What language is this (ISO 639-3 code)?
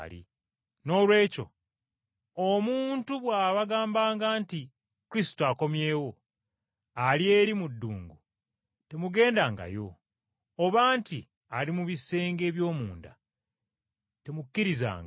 lug